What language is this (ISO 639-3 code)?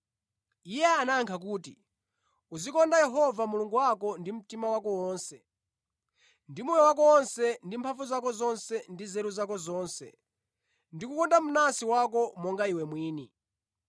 nya